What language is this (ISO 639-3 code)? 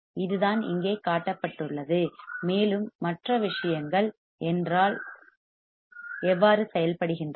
tam